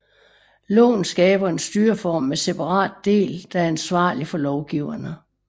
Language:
Danish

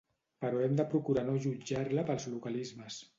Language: Catalan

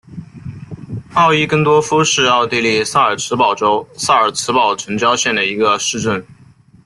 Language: Chinese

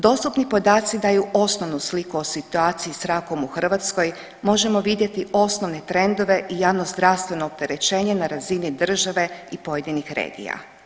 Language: Croatian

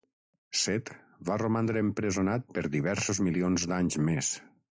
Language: Catalan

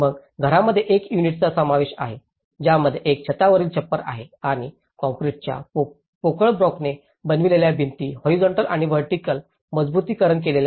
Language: Marathi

